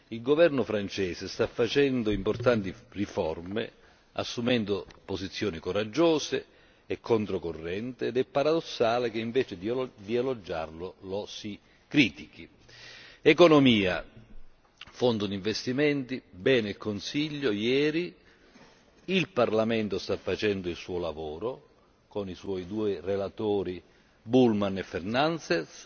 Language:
Italian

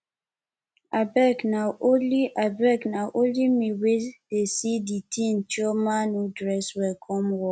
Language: Nigerian Pidgin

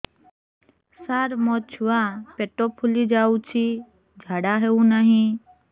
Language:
Odia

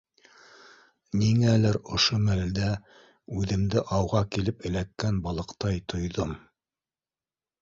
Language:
Bashkir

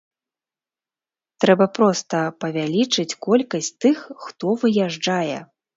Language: Belarusian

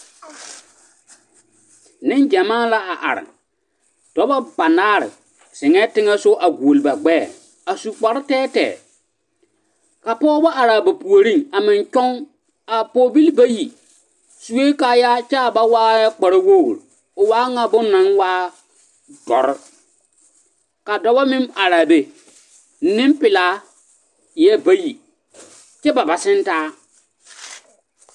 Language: Southern Dagaare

